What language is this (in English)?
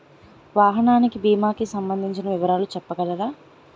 Telugu